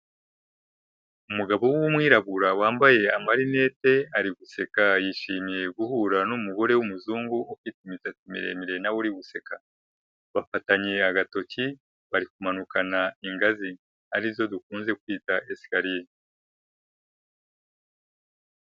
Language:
Kinyarwanda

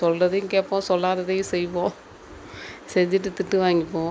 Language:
Tamil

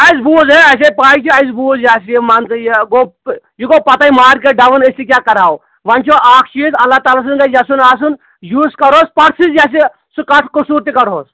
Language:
Kashmiri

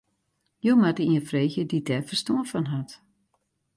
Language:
Western Frisian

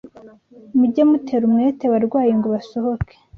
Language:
Kinyarwanda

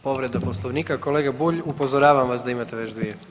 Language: Croatian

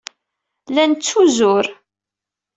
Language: Kabyle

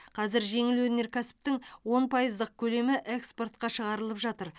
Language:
Kazakh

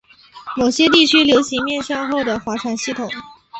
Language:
Chinese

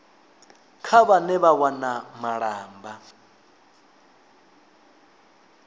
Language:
Venda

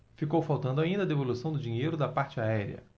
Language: Portuguese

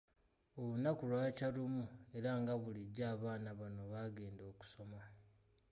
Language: Ganda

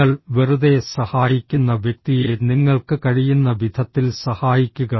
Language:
Malayalam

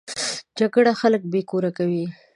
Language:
Pashto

